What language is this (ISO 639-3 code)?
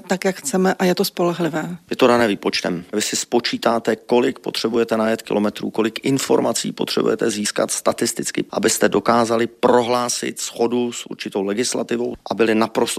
ces